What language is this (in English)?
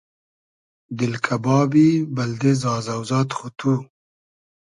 Hazaragi